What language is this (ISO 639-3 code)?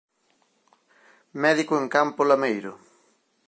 glg